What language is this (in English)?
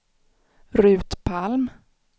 Swedish